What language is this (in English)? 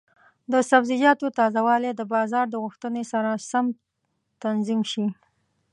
Pashto